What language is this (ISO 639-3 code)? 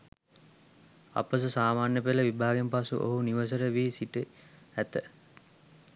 sin